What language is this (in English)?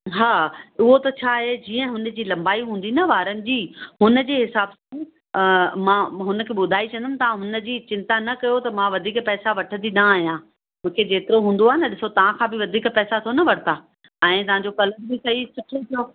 Sindhi